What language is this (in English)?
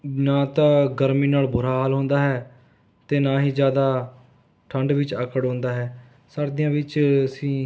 Punjabi